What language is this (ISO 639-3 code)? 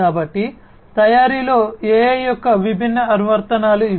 tel